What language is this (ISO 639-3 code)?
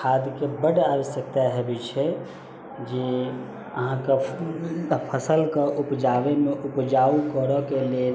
mai